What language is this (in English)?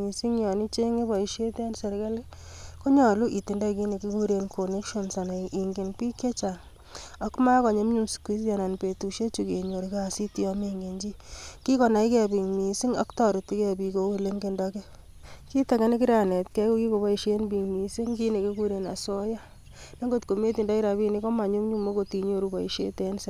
Kalenjin